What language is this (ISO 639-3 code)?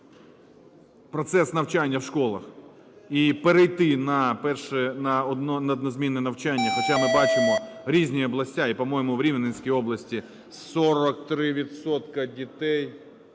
ukr